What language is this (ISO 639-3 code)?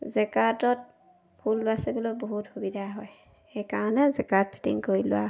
asm